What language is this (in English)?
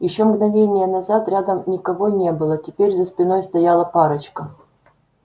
Russian